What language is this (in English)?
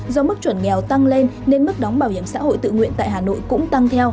Vietnamese